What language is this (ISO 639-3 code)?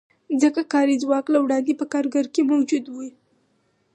pus